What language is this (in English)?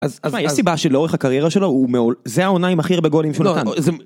Hebrew